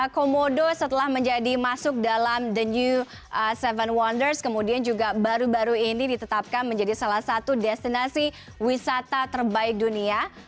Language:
Indonesian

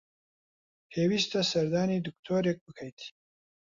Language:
Central Kurdish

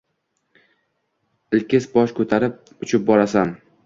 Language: Uzbek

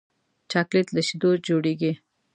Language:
Pashto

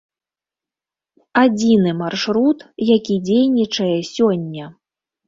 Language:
Belarusian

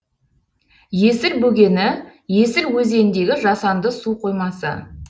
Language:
Kazakh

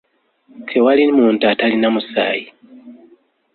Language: Ganda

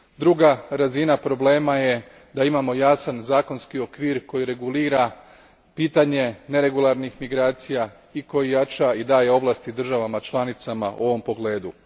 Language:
Croatian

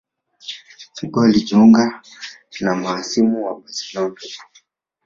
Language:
Swahili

